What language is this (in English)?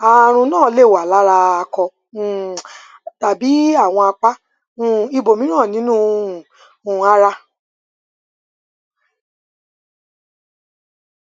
Yoruba